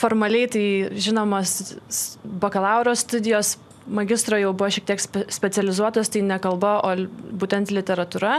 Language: Lithuanian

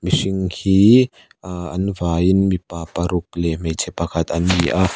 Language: Mizo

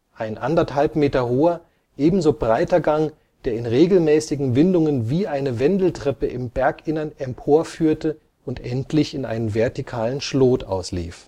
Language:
German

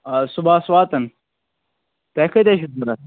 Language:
Kashmiri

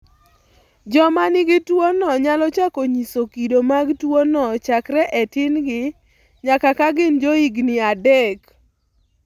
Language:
Luo (Kenya and Tanzania)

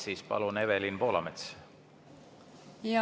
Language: Estonian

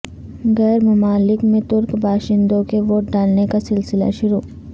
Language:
Urdu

